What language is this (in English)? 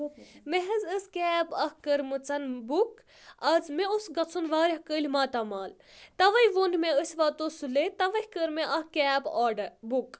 Kashmiri